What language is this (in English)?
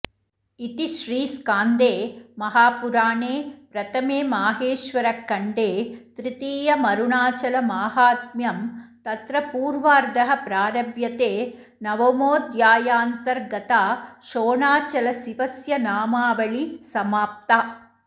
Sanskrit